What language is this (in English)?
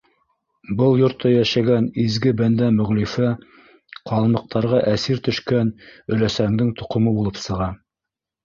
Bashkir